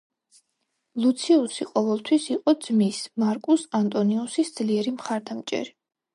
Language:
Georgian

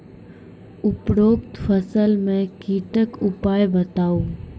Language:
Maithili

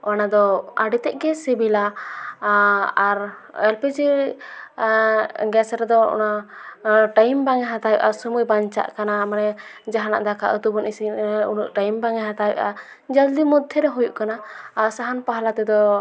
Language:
Santali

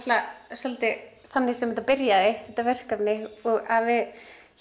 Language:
Icelandic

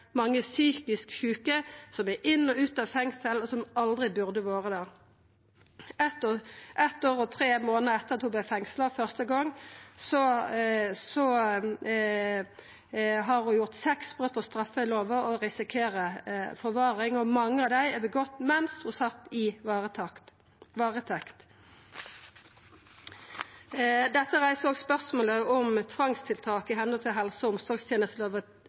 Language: Norwegian Nynorsk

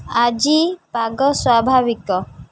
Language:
Odia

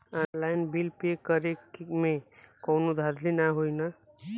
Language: Bhojpuri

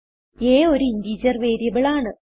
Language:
Malayalam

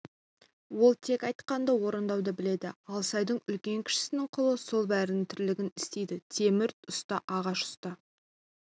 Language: Kazakh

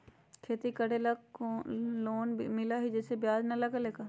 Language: Magahi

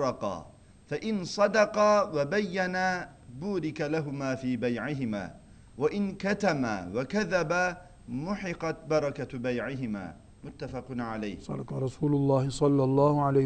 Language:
Turkish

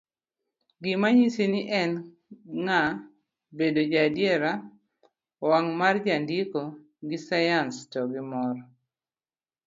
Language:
Luo (Kenya and Tanzania)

